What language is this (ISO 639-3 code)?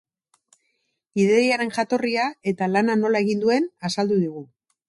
eus